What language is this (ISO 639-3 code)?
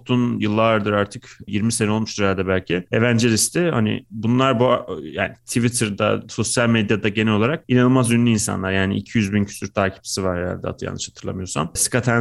tur